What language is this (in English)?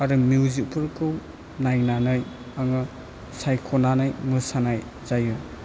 Bodo